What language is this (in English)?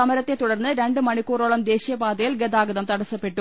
Malayalam